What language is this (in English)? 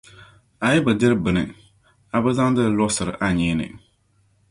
Dagbani